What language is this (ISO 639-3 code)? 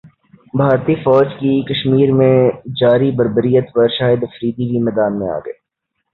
urd